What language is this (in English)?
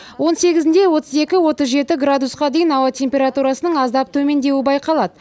Kazakh